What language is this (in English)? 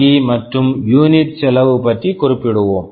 Tamil